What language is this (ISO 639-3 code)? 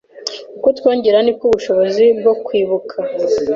kin